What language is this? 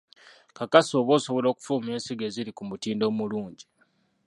Ganda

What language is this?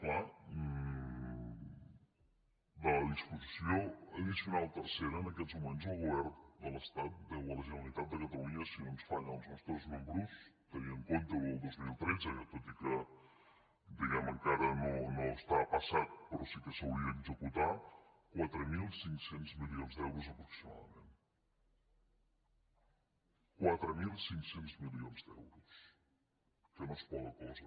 Catalan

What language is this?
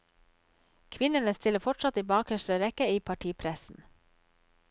Norwegian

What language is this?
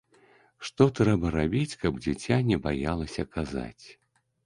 Belarusian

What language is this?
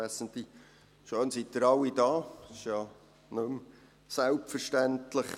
Swiss German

